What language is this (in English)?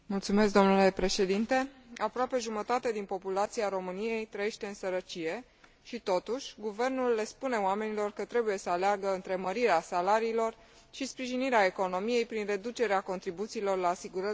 Romanian